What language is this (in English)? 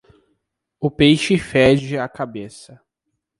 Portuguese